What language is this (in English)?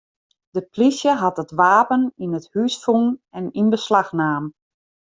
Western Frisian